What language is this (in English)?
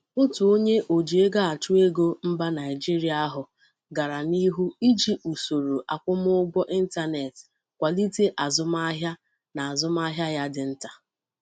Igbo